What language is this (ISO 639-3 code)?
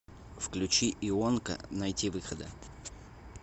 rus